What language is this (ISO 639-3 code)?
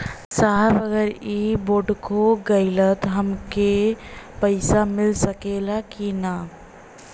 bho